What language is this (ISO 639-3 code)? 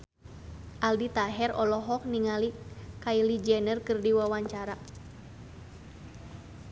sun